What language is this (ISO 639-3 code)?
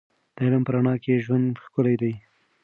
pus